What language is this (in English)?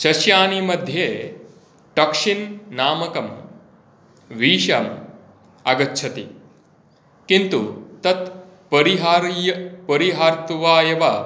Sanskrit